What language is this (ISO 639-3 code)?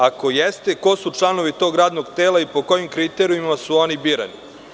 srp